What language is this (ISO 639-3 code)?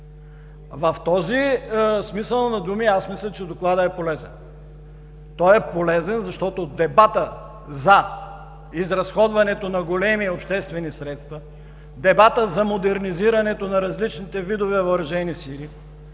bul